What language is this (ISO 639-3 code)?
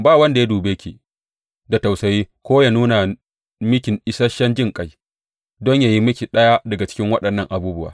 hau